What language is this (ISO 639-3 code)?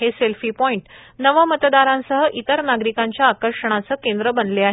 mar